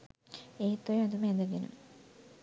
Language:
Sinhala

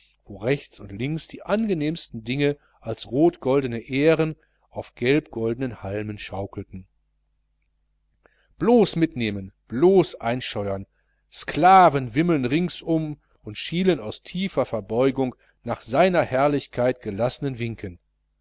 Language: German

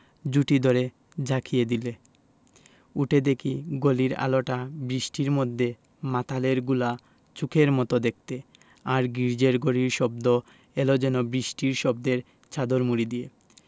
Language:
Bangla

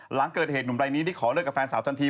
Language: Thai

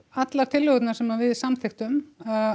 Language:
Icelandic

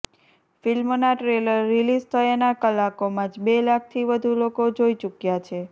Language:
Gujarati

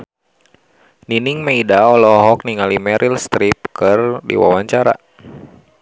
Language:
Sundanese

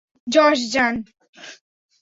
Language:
Bangla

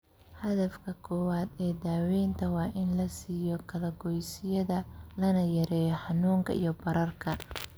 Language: Somali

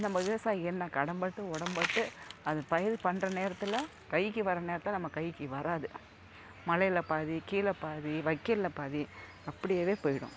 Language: Tamil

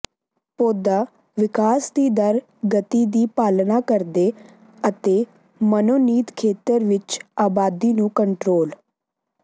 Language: Punjabi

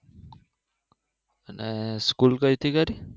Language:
Gujarati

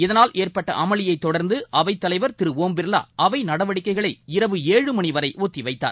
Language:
Tamil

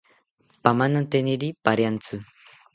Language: South Ucayali Ashéninka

